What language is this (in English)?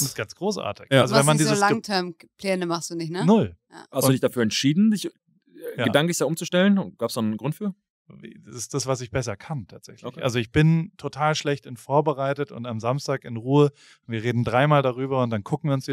German